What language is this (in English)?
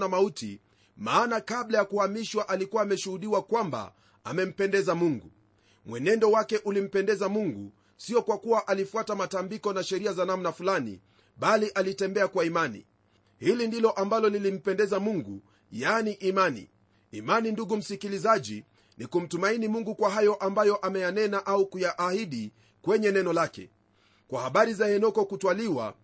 Swahili